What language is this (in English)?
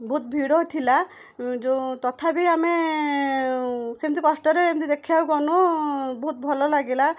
Odia